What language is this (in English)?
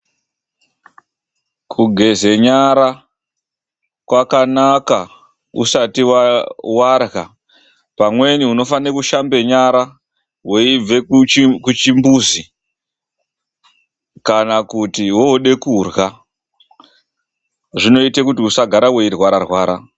Ndau